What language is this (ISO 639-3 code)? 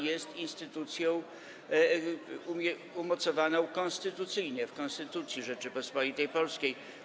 pol